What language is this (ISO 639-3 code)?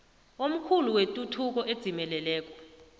nbl